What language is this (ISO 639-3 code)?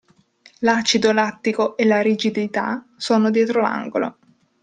ita